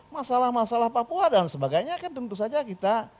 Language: Indonesian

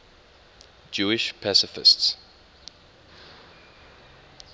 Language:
English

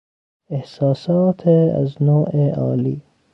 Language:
Persian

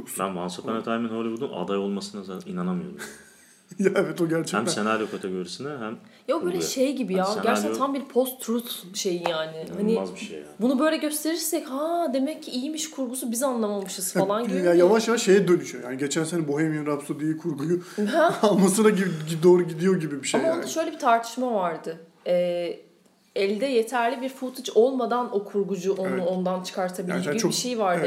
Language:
Turkish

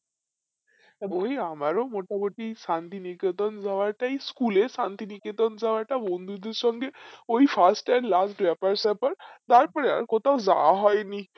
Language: Bangla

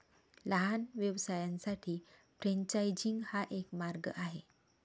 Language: Marathi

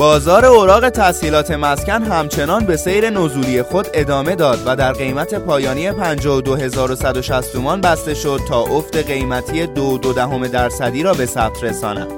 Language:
Persian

